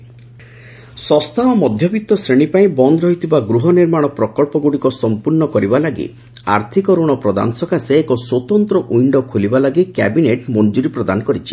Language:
Odia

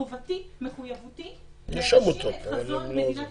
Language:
Hebrew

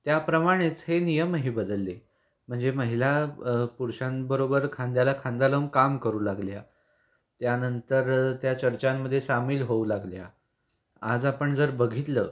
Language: Marathi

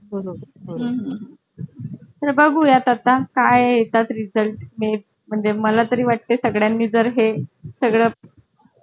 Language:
Marathi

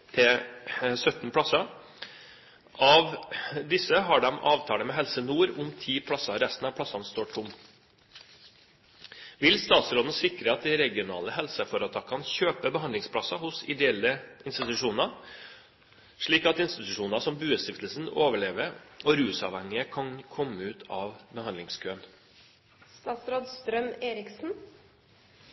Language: Norwegian Bokmål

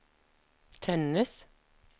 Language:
Norwegian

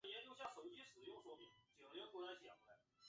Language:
Chinese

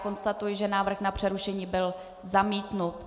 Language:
Czech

